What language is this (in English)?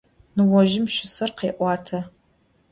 Adyghe